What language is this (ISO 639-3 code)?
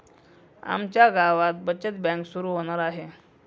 mar